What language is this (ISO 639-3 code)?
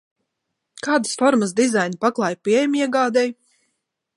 lav